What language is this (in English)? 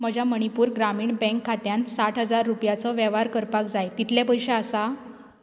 Konkani